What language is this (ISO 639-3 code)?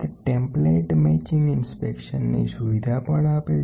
guj